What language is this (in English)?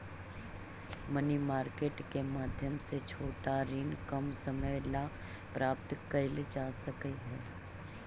Magahi